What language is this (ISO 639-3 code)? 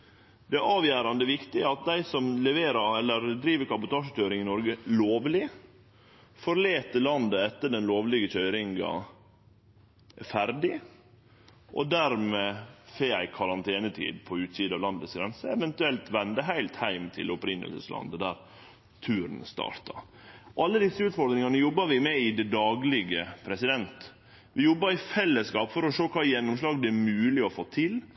nno